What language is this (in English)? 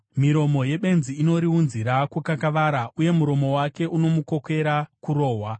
Shona